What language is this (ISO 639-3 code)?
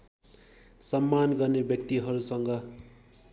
nep